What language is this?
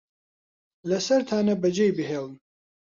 Central Kurdish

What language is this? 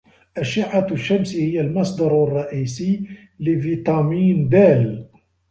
Arabic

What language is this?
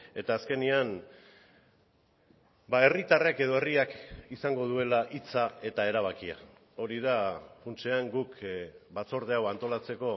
Basque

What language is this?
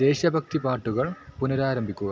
Malayalam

